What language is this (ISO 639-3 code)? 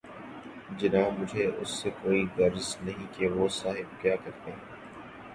urd